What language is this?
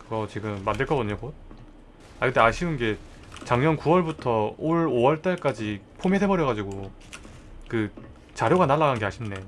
Korean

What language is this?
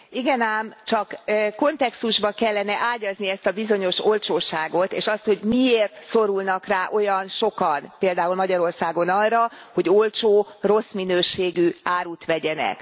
Hungarian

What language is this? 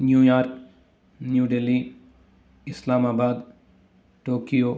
Sanskrit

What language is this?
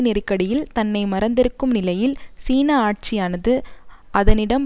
Tamil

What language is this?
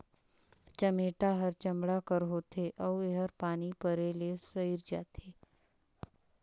Chhattisgarhi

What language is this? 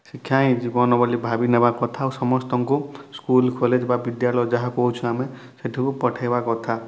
Odia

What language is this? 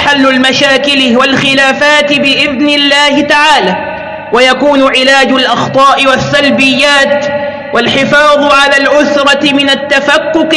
Arabic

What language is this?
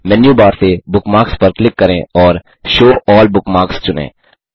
Hindi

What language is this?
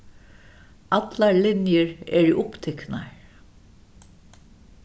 Faroese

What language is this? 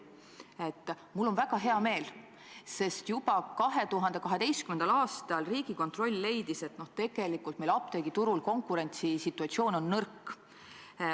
Estonian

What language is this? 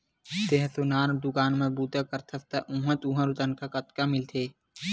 Chhattisgarhi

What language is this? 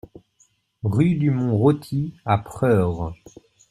French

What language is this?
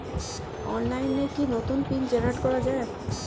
Bangla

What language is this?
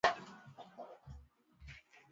Swahili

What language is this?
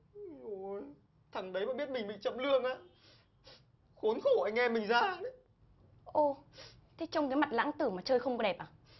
Vietnamese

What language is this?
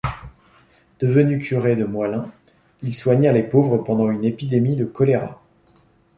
French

